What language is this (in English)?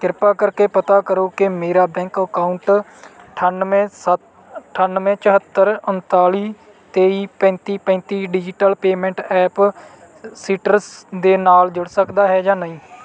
Punjabi